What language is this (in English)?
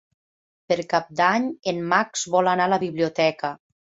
Catalan